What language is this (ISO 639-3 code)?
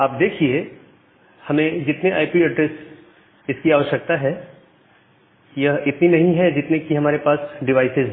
hin